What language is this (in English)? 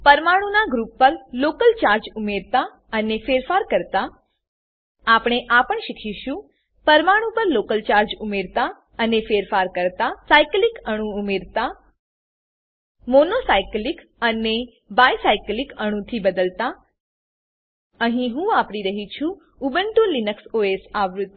Gujarati